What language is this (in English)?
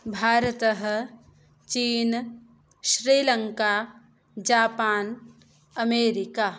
Sanskrit